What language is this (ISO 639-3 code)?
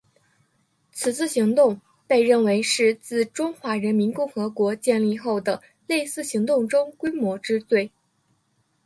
zho